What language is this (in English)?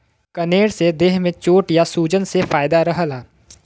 Bhojpuri